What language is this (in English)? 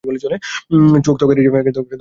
Bangla